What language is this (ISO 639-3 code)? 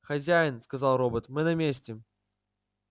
rus